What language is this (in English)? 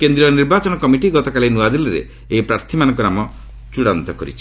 Odia